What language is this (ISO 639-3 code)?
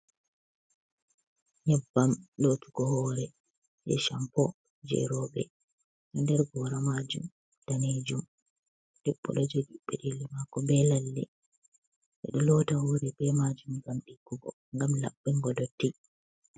ful